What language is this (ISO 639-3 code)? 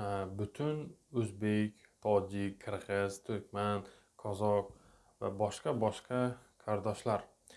uzb